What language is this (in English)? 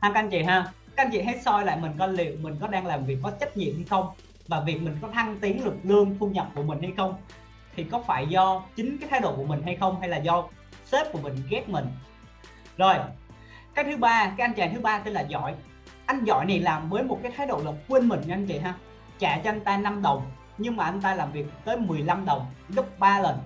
Vietnamese